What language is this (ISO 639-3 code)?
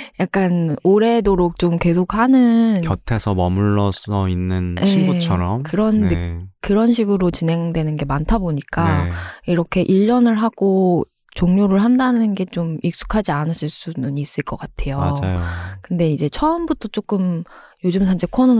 kor